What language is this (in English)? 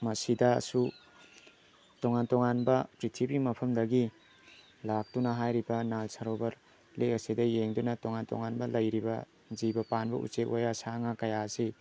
Manipuri